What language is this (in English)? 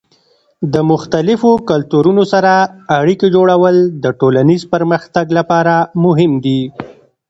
Pashto